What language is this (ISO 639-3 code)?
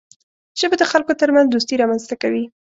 pus